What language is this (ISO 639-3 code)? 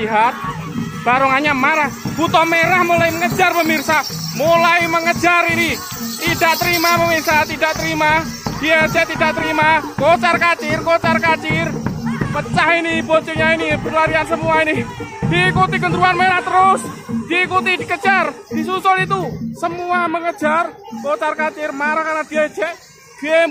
ind